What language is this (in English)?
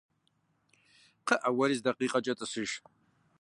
Kabardian